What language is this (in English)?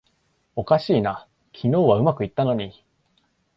Japanese